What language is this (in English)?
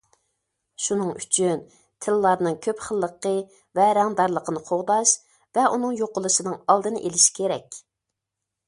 Uyghur